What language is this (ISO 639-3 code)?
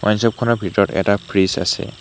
asm